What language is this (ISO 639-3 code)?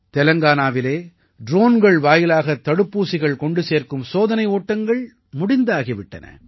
tam